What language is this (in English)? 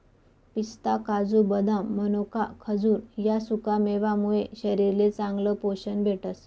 Marathi